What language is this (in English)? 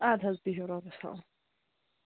Kashmiri